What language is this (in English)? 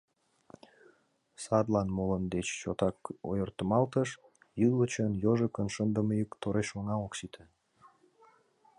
Mari